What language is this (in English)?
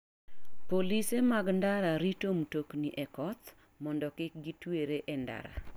Luo (Kenya and Tanzania)